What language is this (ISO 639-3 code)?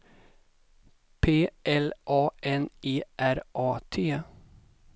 swe